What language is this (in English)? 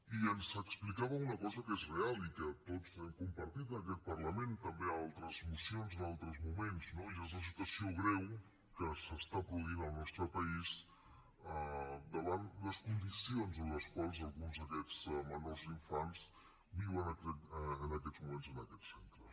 Catalan